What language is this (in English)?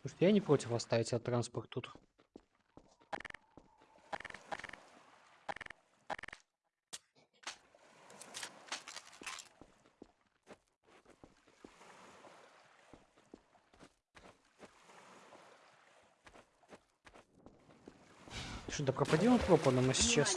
Russian